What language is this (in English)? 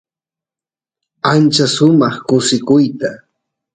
Santiago del Estero Quichua